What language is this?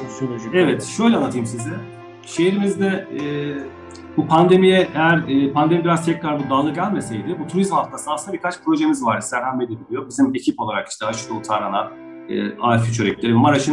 Turkish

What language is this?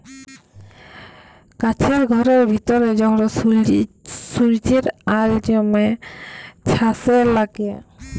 Bangla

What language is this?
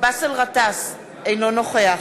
Hebrew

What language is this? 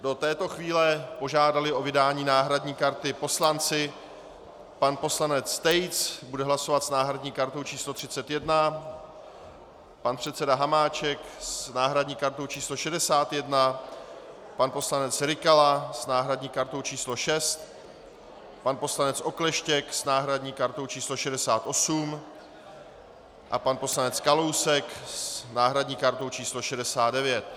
Czech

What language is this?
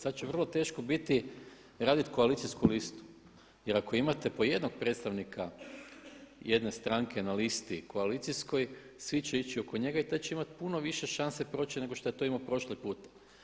Croatian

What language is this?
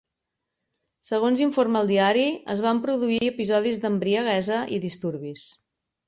Catalan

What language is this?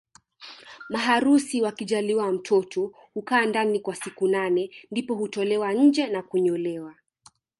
Swahili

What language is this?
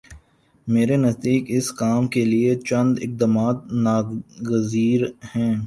Urdu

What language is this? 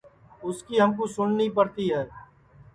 Sansi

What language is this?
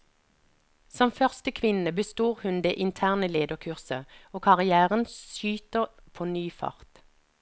Norwegian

